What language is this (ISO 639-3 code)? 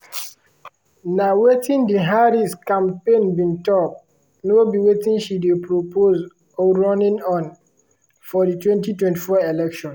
pcm